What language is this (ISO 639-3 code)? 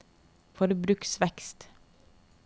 nor